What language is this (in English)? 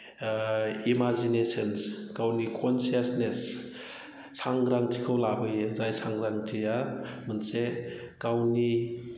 Bodo